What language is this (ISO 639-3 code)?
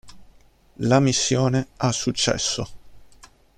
ita